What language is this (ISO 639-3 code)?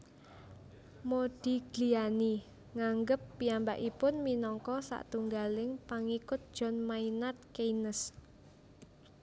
jav